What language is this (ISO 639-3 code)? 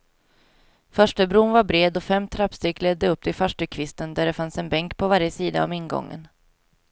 swe